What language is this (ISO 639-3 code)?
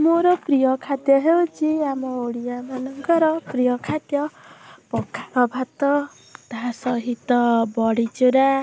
ori